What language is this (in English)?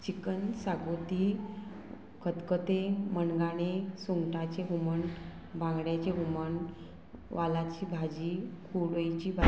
Konkani